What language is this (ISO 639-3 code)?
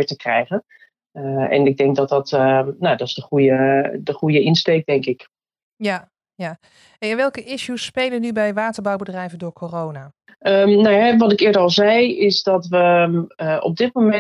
nld